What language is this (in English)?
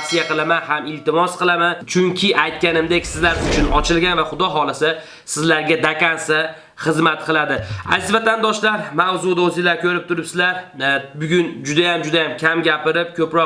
Uzbek